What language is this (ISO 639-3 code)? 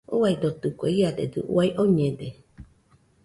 hux